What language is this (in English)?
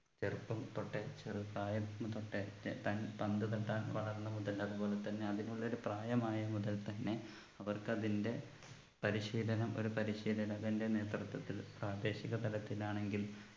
Malayalam